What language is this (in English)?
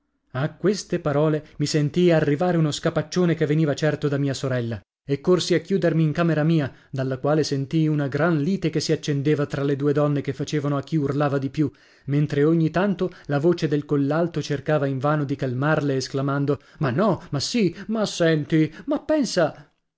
Italian